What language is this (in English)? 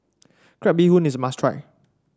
English